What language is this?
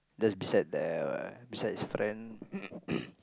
English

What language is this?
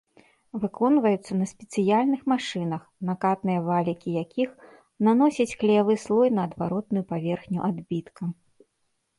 Belarusian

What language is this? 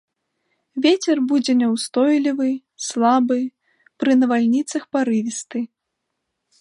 Belarusian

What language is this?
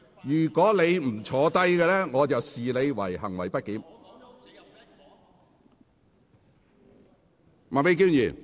Cantonese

